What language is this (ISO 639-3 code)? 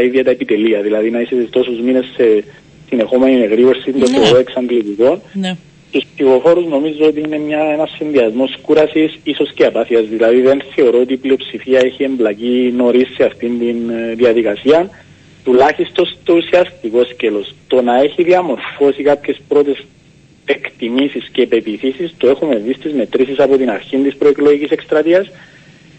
ell